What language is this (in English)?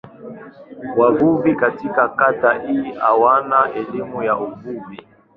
Swahili